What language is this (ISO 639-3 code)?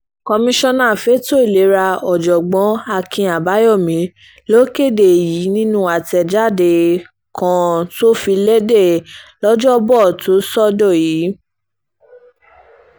yor